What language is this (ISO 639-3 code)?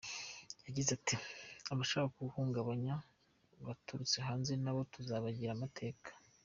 kin